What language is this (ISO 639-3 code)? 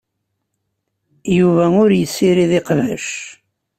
kab